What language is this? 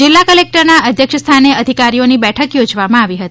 Gujarati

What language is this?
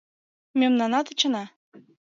Mari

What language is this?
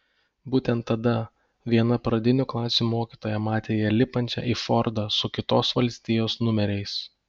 Lithuanian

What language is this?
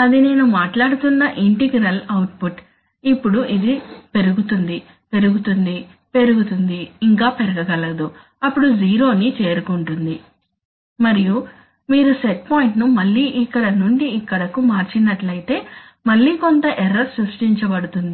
Telugu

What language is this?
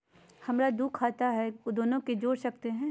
Magahi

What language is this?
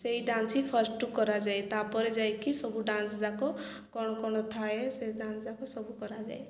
Odia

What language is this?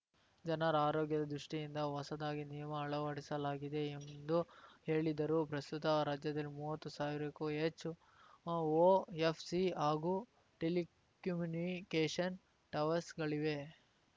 Kannada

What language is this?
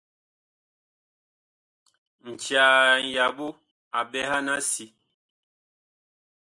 Bakoko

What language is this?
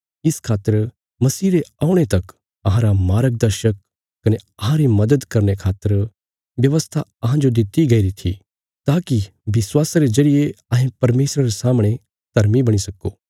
Bilaspuri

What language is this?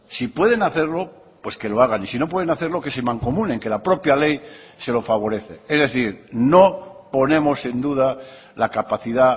Spanish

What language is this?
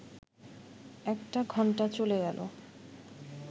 Bangla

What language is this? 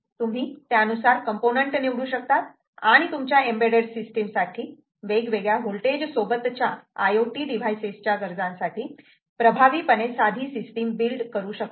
Marathi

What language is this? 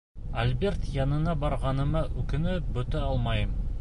Bashkir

